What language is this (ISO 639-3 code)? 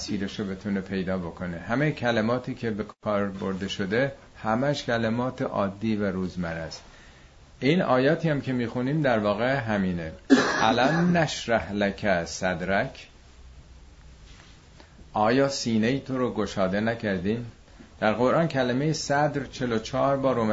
fas